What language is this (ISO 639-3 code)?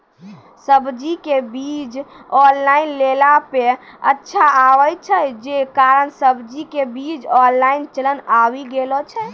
mai